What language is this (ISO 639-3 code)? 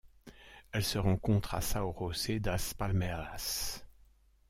fra